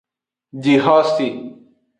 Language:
Aja (Benin)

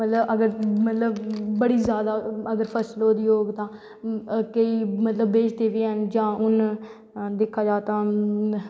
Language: Dogri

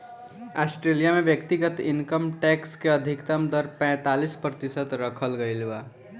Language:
Bhojpuri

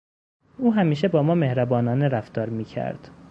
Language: Persian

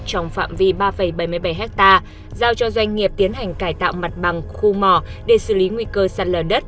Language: Vietnamese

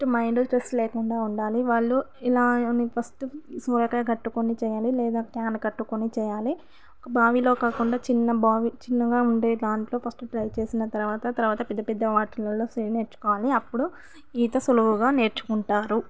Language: Telugu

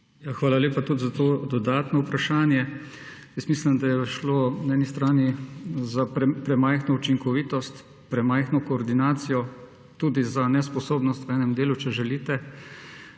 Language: Slovenian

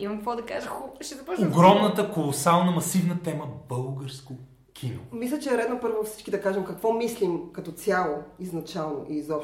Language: Bulgarian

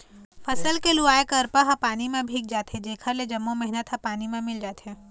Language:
Chhattisgarhi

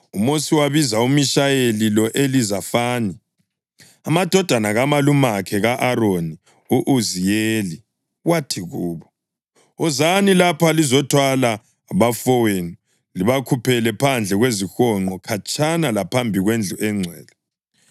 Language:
North Ndebele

